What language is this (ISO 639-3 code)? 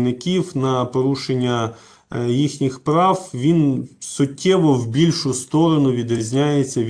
ukr